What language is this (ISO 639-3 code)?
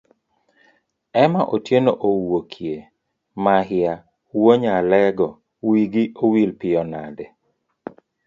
luo